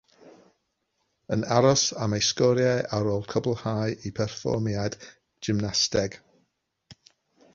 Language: Welsh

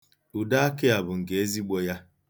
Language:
Igbo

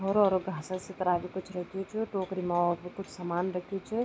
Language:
Garhwali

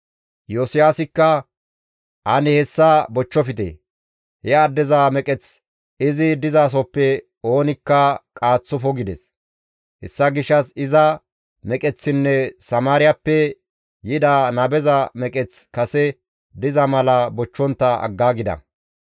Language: Gamo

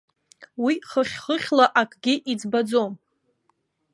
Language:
Abkhazian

